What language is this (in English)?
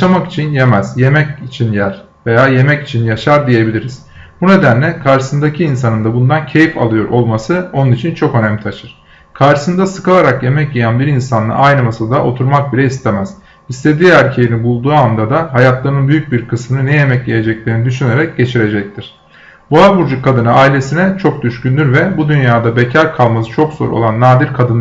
Turkish